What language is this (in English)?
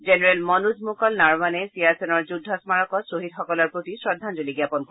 Assamese